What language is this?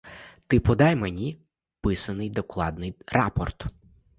Ukrainian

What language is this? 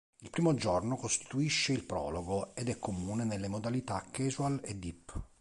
Italian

